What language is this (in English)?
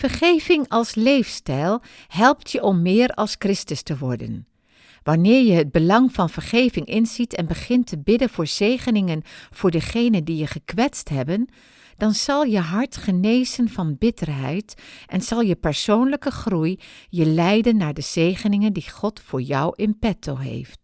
Dutch